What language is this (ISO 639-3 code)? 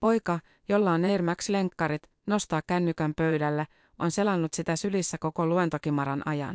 fin